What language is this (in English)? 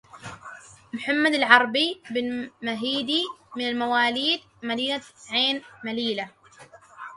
Arabic